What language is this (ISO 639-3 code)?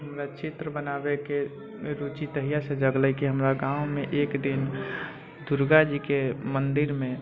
mai